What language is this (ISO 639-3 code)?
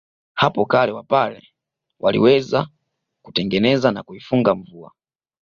swa